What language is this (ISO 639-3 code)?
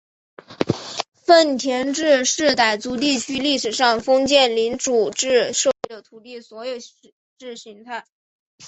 zho